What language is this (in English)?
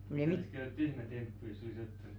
Finnish